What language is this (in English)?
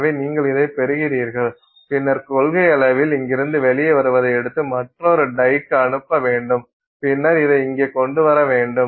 Tamil